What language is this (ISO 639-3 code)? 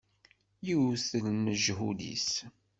kab